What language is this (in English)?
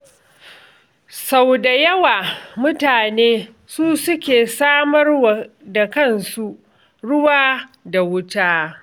Hausa